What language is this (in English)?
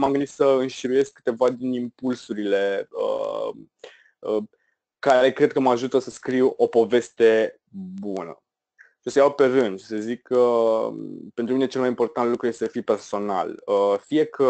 Romanian